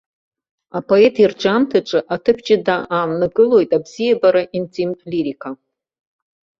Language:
Abkhazian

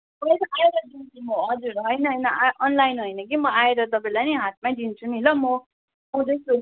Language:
Nepali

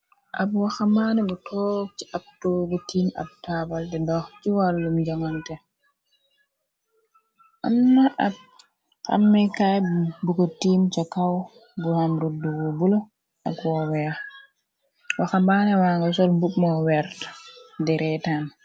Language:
Wolof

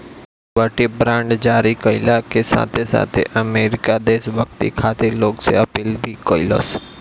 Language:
Bhojpuri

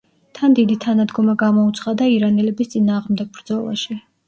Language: Georgian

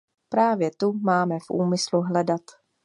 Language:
Czech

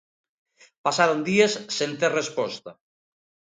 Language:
Galician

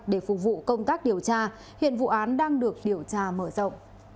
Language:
Vietnamese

